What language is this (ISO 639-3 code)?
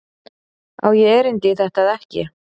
isl